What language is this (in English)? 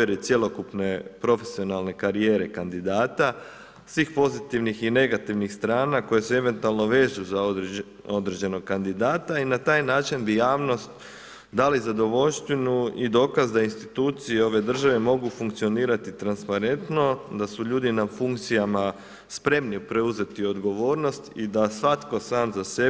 Croatian